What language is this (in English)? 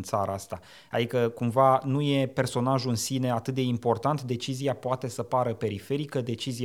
Romanian